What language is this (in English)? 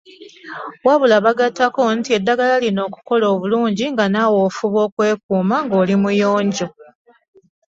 Ganda